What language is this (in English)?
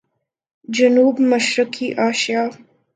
Urdu